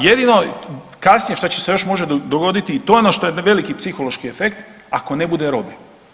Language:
Croatian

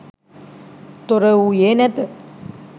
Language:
Sinhala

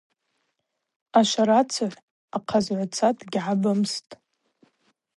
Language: Abaza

